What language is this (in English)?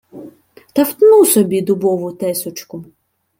Ukrainian